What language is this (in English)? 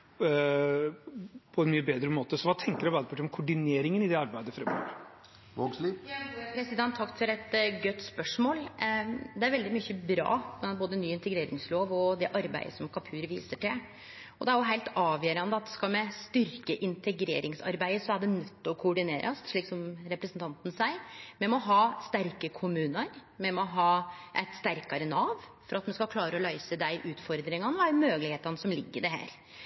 Norwegian